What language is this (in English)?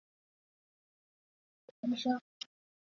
Chinese